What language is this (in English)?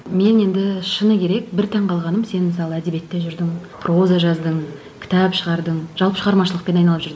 Kazakh